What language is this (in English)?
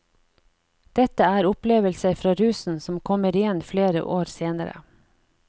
Norwegian